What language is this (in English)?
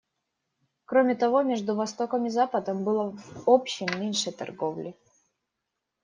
Russian